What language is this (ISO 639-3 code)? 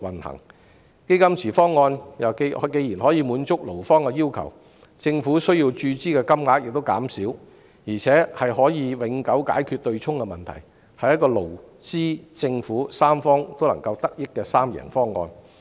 yue